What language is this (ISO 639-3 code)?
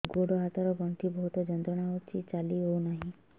ori